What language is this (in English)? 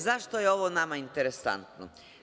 Serbian